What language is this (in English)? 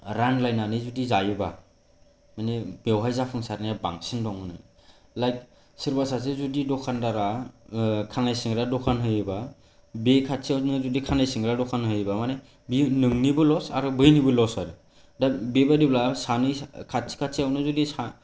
Bodo